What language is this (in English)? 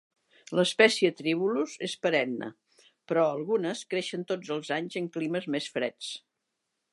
Catalan